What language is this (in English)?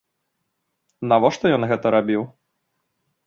Belarusian